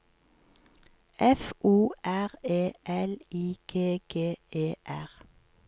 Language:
Norwegian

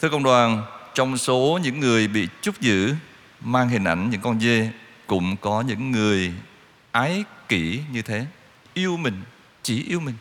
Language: Vietnamese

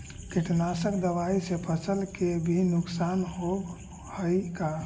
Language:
Magahi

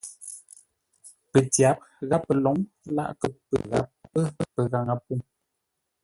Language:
Ngombale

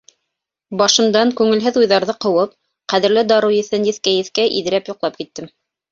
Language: Bashkir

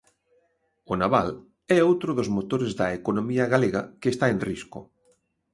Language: Galician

